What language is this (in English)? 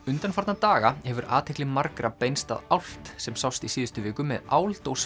Icelandic